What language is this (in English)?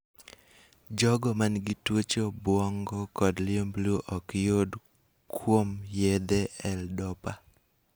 Luo (Kenya and Tanzania)